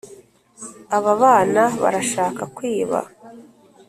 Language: Kinyarwanda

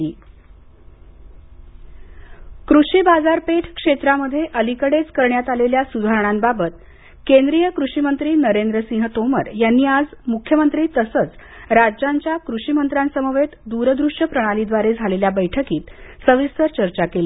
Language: Marathi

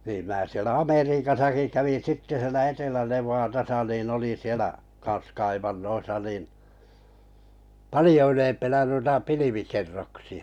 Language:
Finnish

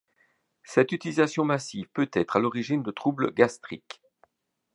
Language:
French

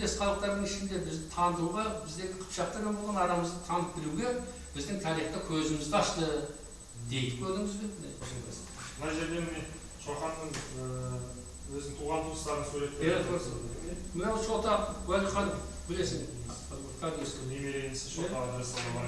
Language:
Turkish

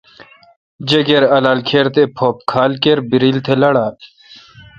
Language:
Kalkoti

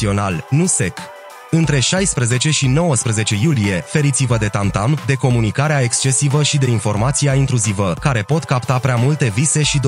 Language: Romanian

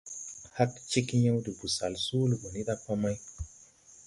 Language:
Tupuri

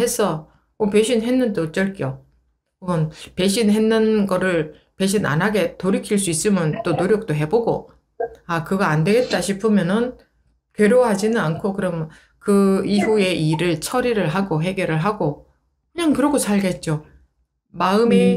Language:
Korean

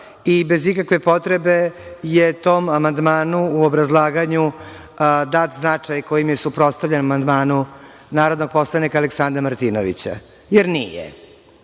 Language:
Serbian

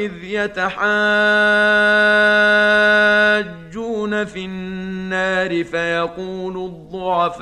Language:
Arabic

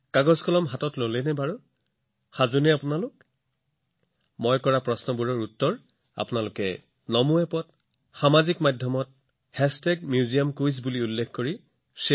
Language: Assamese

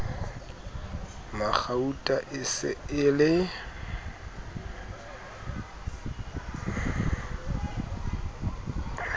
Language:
Southern Sotho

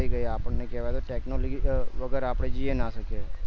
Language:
Gujarati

